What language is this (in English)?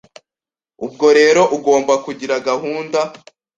Kinyarwanda